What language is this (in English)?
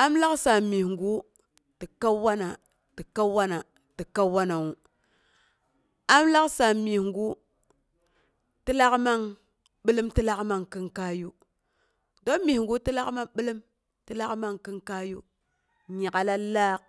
Boghom